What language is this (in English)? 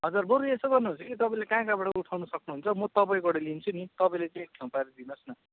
Nepali